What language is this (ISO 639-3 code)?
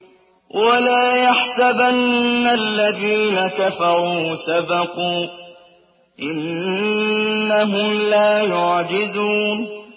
ara